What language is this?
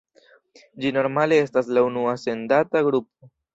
Esperanto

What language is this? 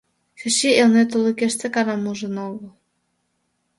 Mari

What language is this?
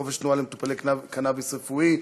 Hebrew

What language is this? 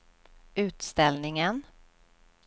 Swedish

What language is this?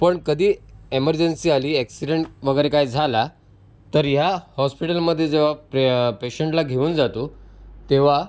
Marathi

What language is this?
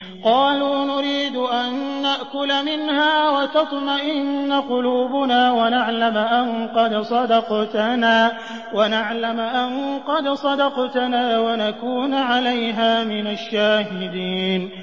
Arabic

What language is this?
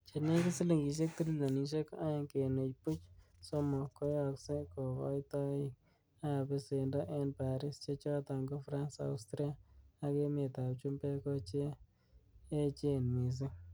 Kalenjin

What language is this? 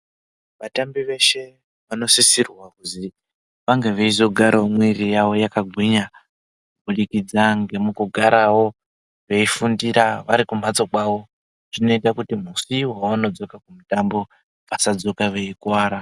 Ndau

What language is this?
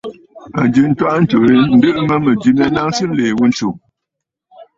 Bafut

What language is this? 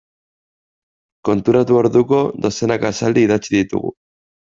Basque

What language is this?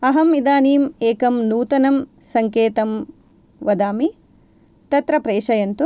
Sanskrit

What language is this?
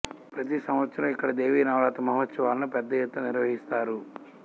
Telugu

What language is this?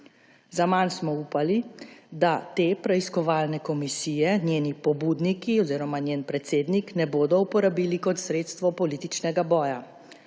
Slovenian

